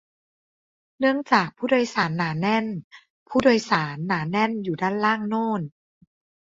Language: Thai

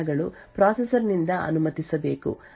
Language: Kannada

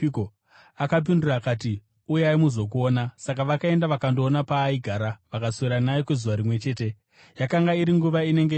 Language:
Shona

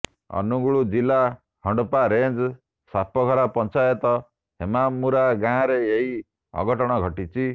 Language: Odia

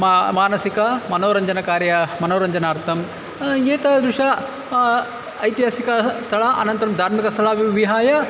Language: Sanskrit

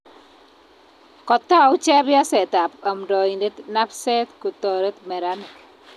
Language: Kalenjin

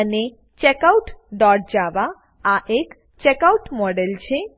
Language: Gujarati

